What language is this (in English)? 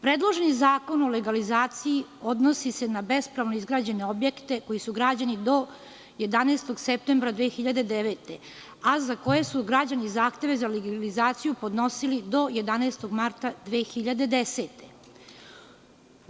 Serbian